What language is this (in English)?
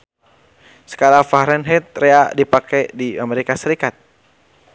Sundanese